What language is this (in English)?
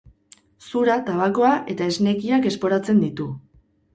Basque